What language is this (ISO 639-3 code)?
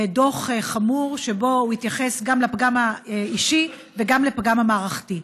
heb